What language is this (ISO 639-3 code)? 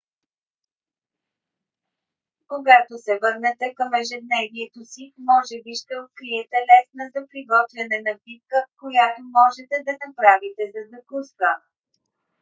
bul